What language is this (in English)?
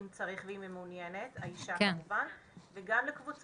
Hebrew